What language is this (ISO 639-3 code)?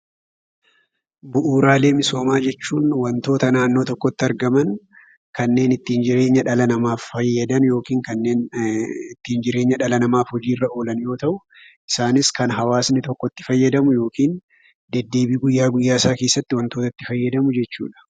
orm